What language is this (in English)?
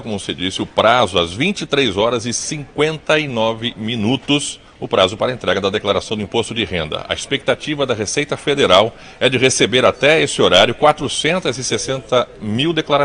Portuguese